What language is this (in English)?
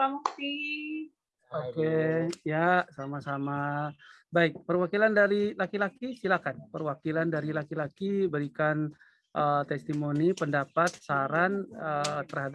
Indonesian